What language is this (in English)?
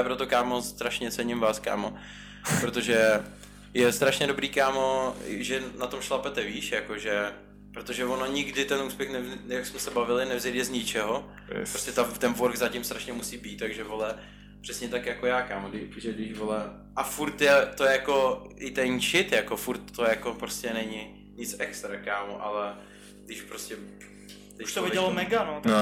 Czech